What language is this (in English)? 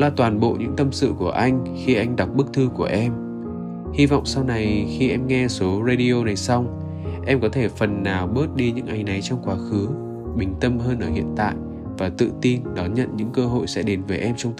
Vietnamese